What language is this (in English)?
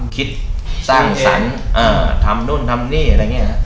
Thai